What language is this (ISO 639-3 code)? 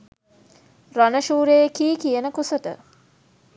sin